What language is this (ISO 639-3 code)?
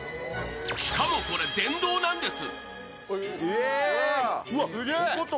jpn